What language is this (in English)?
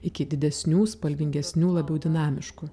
Lithuanian